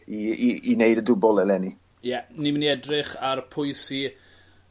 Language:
Welsh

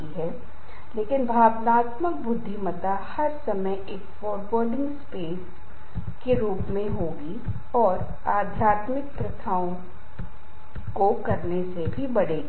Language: Hindi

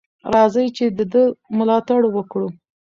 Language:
Pashto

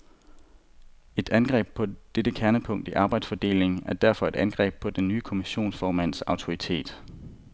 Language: Danish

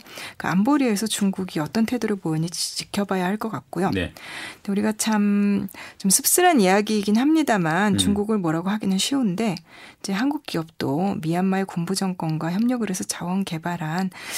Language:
Korean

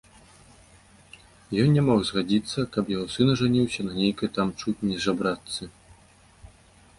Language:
Belarusian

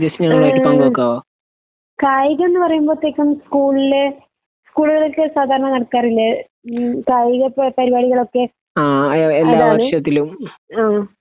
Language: Malayalam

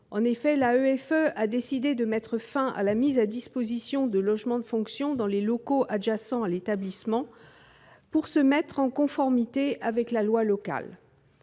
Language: French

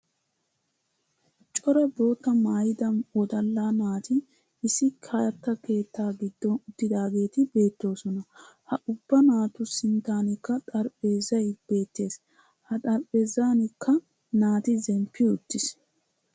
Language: Wolaytta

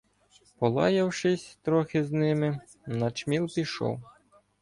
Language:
Ukrainian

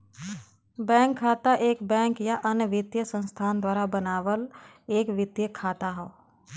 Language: Bhojpuri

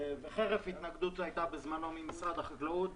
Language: Hebrew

